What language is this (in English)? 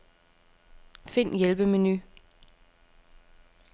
Danish